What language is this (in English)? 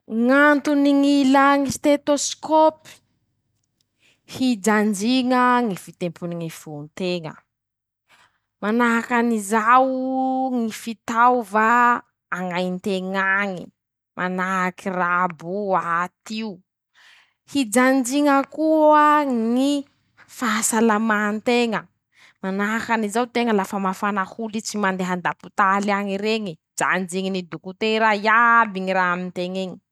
Masikoro Malagasy